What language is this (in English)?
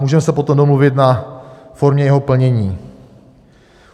Czech